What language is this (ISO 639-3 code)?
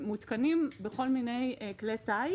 heb